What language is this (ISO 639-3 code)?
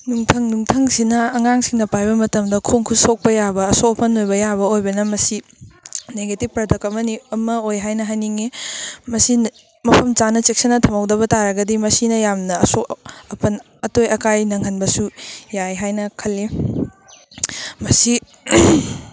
mni